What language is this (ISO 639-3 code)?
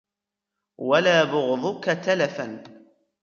ara